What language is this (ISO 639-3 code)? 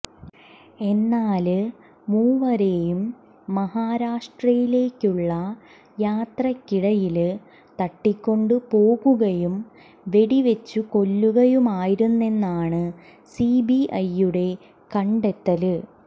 mal